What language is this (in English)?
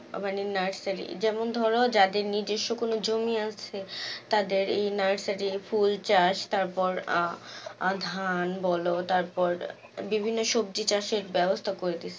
Bangla